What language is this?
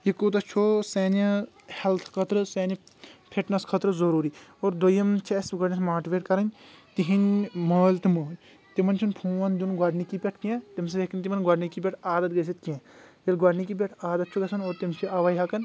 Kashmiri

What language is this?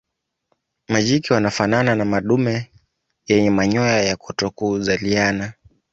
Swahili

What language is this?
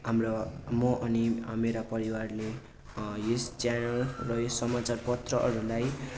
Nepali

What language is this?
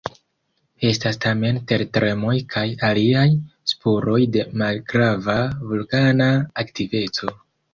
Esperanto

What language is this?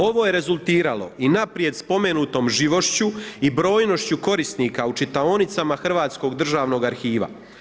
Croatian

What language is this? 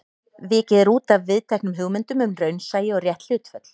Icelandic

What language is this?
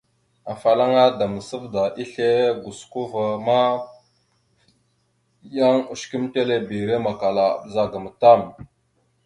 Mada (Cameroon)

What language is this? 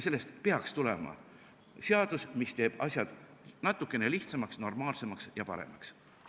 Estonian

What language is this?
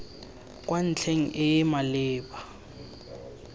Tswana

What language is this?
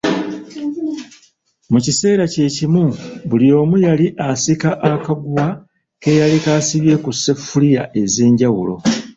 Ganda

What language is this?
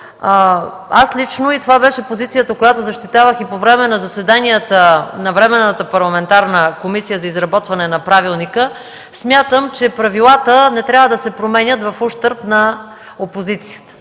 Bulgarian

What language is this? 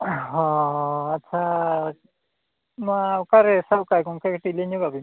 Santali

